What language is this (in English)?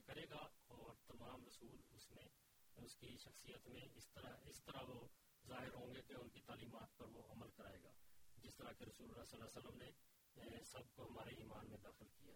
Urdu